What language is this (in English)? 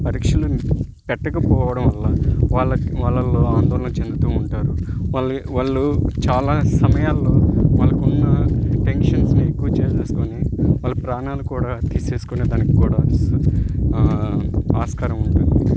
Telugu